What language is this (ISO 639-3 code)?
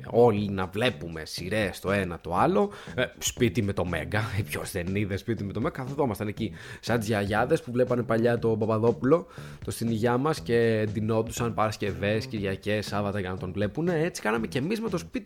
ell